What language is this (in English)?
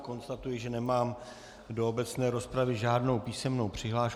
Czech